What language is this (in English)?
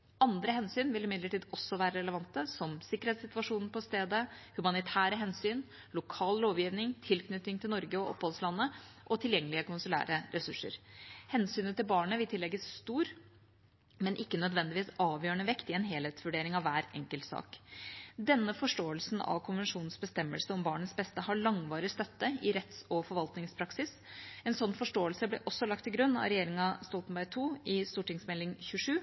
Norwegian Bokmål